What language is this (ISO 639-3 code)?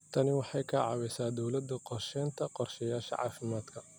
som